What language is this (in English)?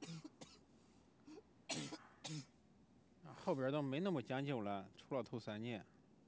Chinese